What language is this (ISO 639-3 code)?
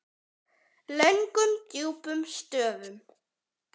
isl